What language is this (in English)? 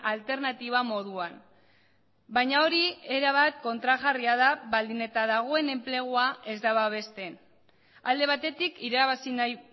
Basque